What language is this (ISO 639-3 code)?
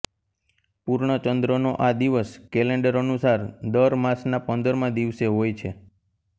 guj